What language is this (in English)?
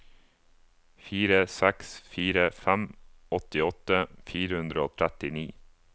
Norwegian